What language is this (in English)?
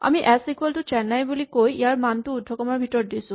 Assamese